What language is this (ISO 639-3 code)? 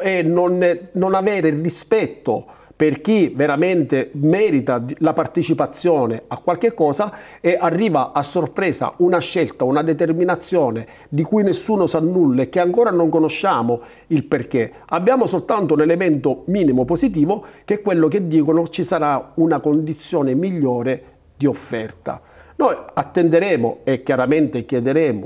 ita